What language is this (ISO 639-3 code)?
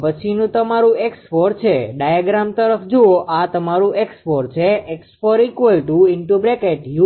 guj